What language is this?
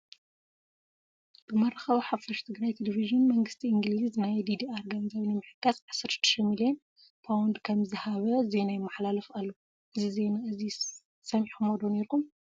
Tigrinya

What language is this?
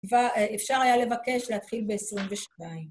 Hebrew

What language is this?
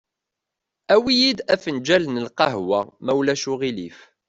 Kabyle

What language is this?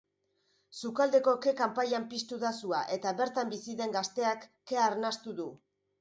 Basque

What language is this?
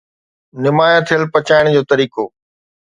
Sindhi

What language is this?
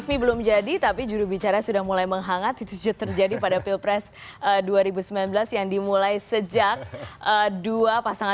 Indonesian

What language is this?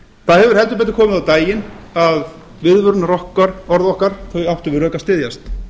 Icelandic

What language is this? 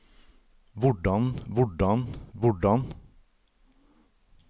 Norwegian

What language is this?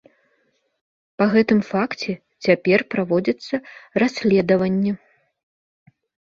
Belarusian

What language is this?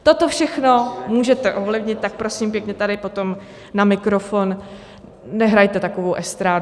Czech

